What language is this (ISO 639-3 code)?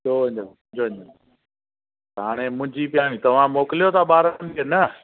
snd